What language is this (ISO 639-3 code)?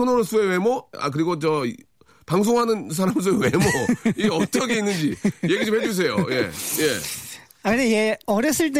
kor